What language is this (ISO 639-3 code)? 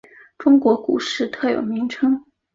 zho